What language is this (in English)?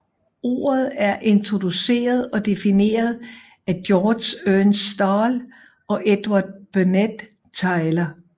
Danish